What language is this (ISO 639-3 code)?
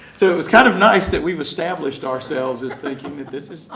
eng